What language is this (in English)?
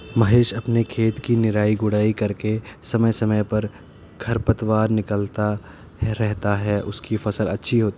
Hindi